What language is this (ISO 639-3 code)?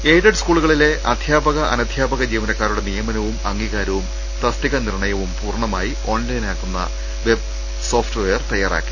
mal